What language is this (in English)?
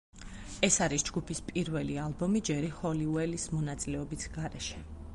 Georgian